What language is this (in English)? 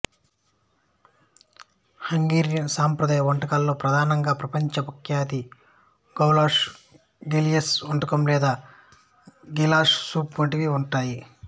Telugu